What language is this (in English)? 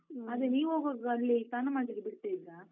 Kannada